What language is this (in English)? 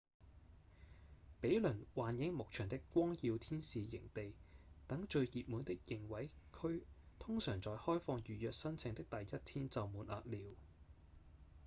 Cantonese